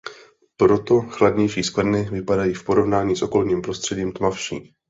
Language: Czech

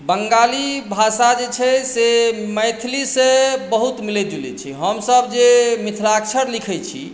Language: Maithili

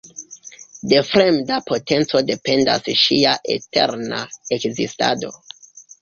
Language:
Esperanto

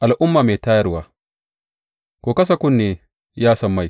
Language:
Hausa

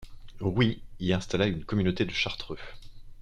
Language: French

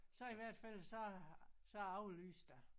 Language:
Danish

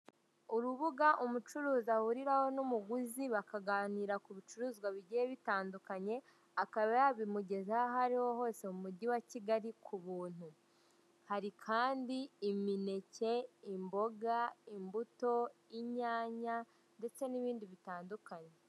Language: Kinyarwanda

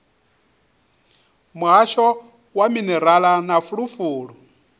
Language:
Venda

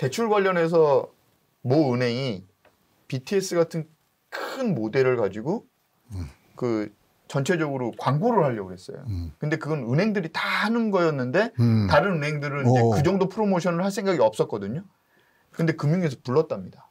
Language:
Korean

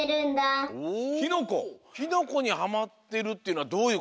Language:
Japanese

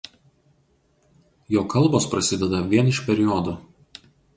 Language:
Lithuanian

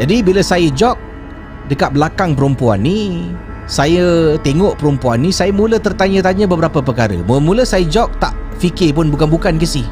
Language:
Malay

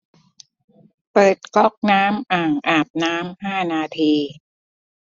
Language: Thai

